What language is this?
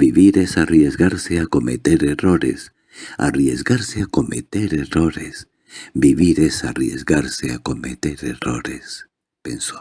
Spanish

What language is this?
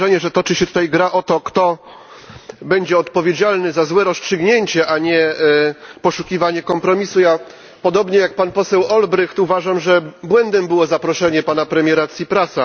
Polish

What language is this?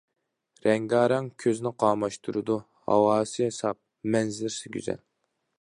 Uyghur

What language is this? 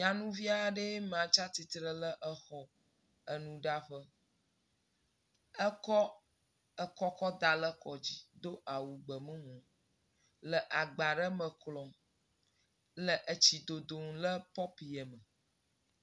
Ewe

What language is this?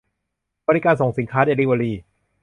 Thai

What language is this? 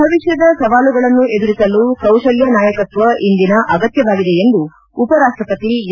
Kannada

